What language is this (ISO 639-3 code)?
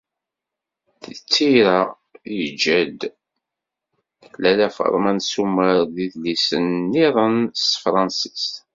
kab